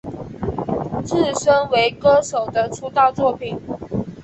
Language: Chinese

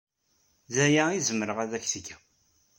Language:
Kabyle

